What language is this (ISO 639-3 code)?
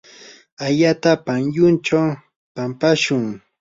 qur